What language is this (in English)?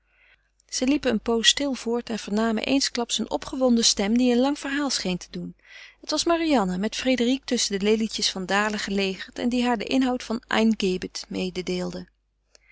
Dutch